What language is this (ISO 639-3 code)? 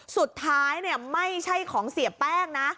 tha